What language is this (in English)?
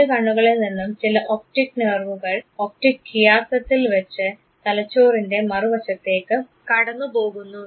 Malayalam